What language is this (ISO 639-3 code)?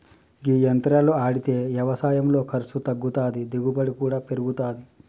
tel